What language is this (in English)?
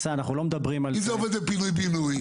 Hebrew